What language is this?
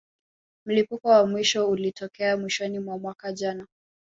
Swahili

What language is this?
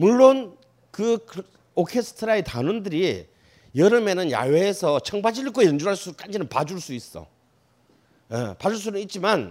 Korean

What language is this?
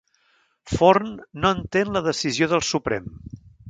Catalan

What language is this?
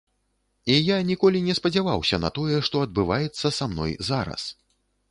Belarusian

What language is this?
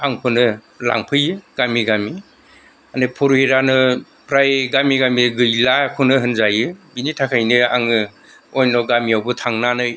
Bodo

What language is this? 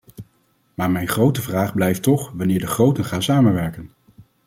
Dutch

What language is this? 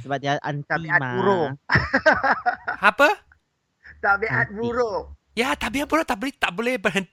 Malay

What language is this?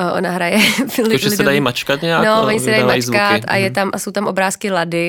Czech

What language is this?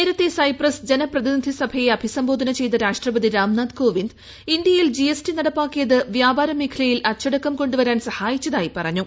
Malayalam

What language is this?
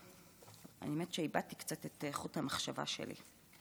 Hebrew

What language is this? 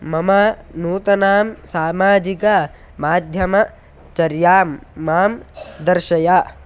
Sanskrit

